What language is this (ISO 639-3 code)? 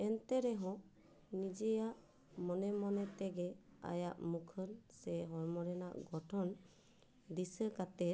sat